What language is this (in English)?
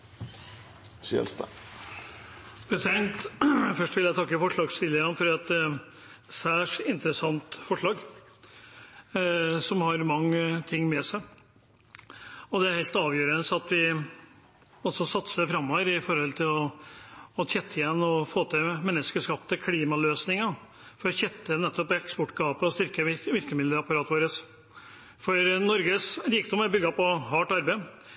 Norwegian